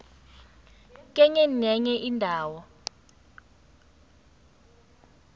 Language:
South Ndebele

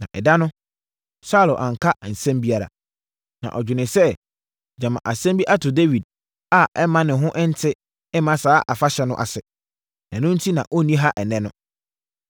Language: Akan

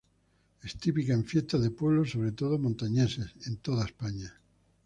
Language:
Spanish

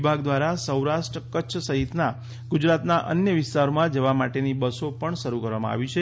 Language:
Gujarati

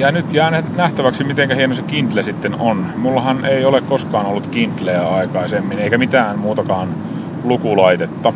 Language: Finnish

